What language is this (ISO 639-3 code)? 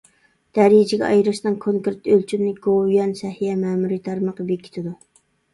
uig